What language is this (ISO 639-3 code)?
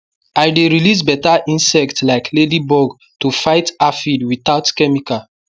pcm